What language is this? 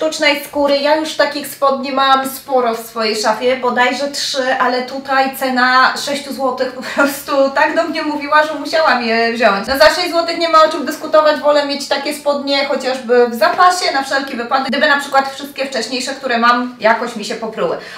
Polish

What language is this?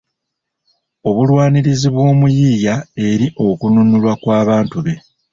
Ganda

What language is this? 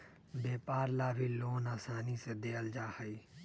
Magahi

